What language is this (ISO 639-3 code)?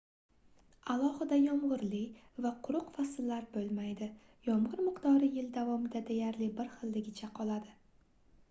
uzb